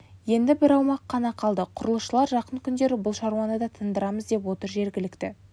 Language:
Kazakh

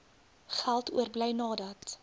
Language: Afrikaans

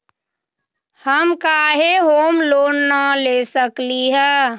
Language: Magahi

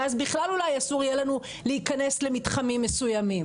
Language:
Hebrew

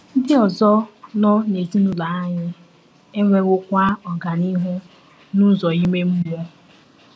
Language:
Igbo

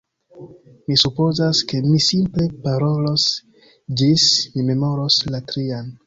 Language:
Esperanto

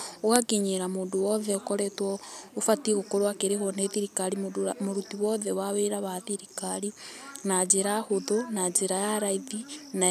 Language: Kikuyu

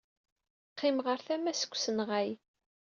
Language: Kabyle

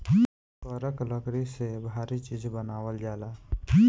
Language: Bhojpuri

